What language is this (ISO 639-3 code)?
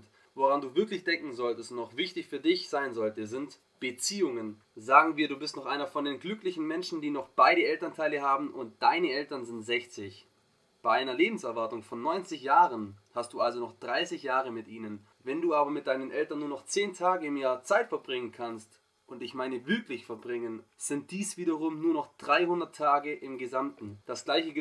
deu